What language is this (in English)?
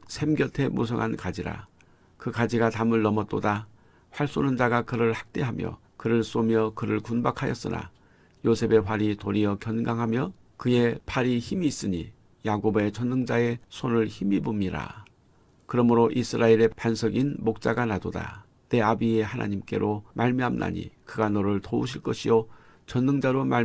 Korean